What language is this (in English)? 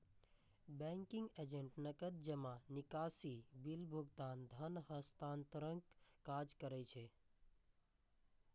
Maithili